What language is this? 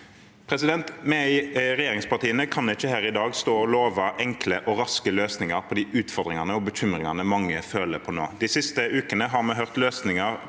Norwegian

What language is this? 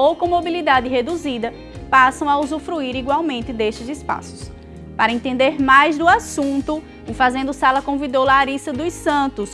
Portuguese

